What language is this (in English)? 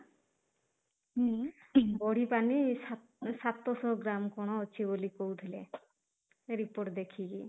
Odia